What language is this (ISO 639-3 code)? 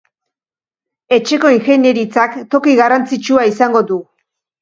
eus